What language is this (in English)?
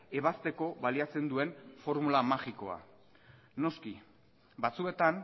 Basque